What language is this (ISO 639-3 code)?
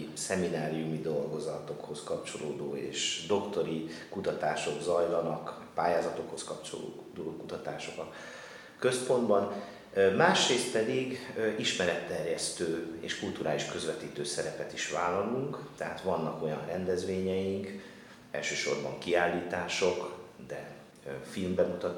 hun